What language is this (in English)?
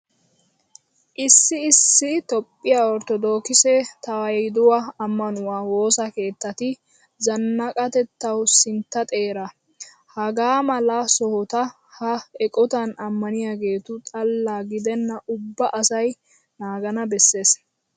Wolaytta